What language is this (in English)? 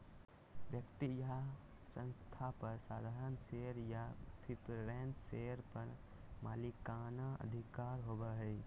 Magahi